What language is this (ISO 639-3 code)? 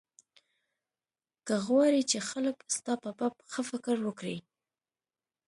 pus